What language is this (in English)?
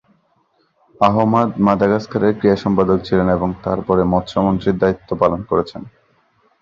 Bangla